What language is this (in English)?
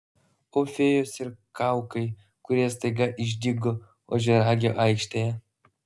Lithuanian